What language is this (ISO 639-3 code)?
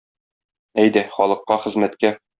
tat